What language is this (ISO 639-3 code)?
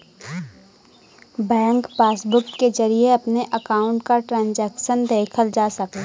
bho